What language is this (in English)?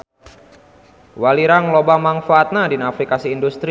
Sundanese